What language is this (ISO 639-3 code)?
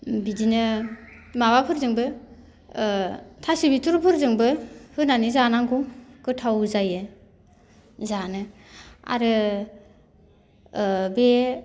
brx